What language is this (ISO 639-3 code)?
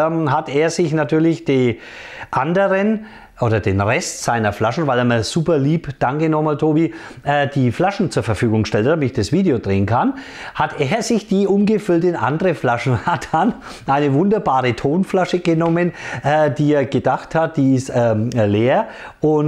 deu